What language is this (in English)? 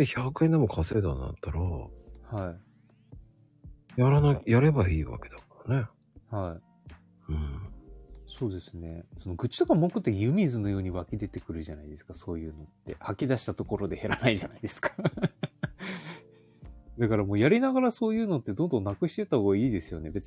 Japanese